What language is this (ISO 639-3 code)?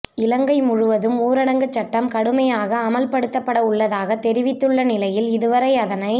tam